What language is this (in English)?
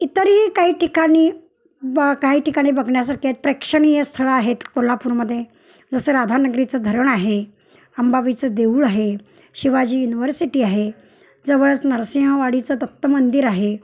Marathi